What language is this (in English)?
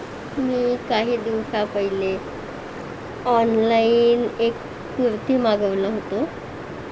Marathi